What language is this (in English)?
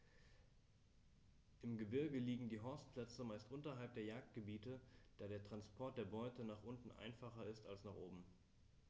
German